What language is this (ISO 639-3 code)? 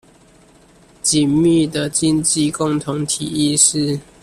zho